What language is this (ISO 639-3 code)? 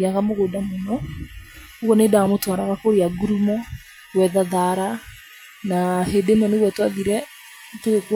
kik